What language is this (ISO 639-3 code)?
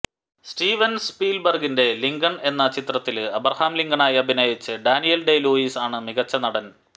mal